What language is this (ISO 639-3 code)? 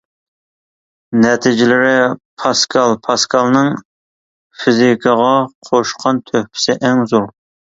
uig